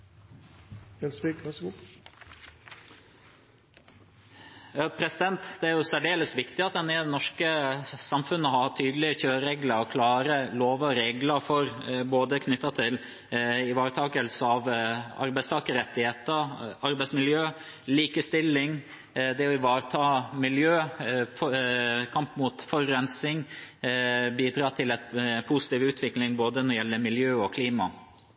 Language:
Norwegian Bokmål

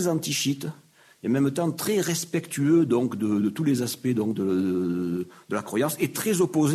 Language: French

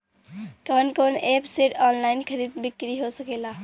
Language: Bhojpuri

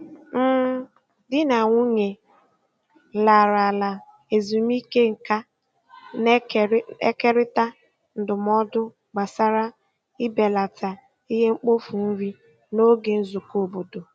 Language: Igbo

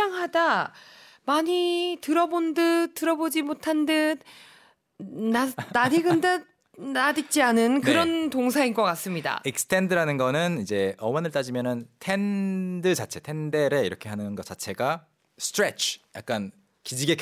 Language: Korean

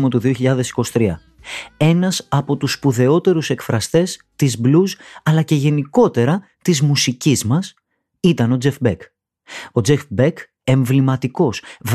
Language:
Greek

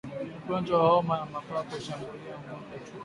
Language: Swahili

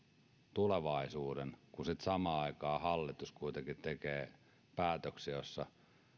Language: Finnish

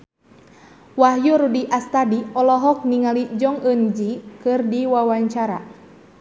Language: Sundanese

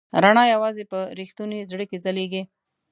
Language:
Pashto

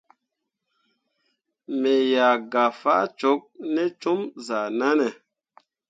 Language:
Mundang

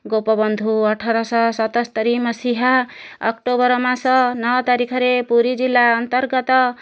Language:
Odia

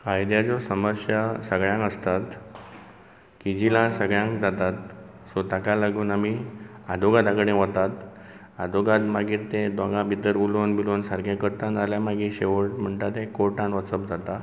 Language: Konkani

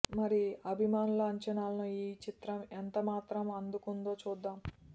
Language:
Telugu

